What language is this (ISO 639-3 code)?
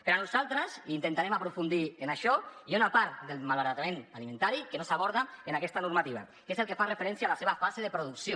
cat